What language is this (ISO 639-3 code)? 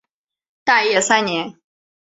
zho